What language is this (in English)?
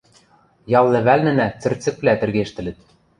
Western Mari